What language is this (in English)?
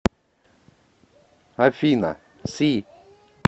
Russian